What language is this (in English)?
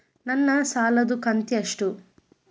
Kannada